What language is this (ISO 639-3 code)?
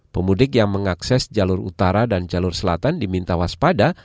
ind